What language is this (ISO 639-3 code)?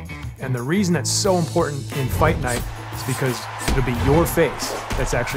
eng